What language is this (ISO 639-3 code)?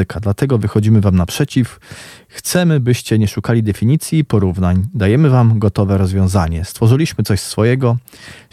pol